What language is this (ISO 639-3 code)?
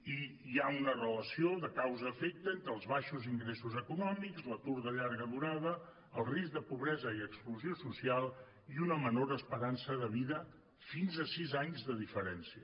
cat